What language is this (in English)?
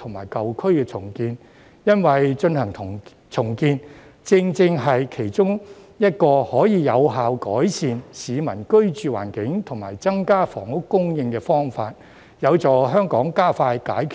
Cantonese